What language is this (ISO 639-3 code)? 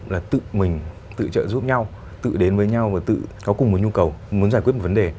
vie